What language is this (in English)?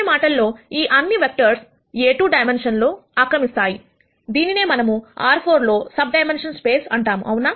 Telugu